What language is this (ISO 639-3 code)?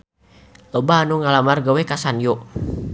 sun